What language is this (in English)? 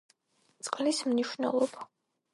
Georgian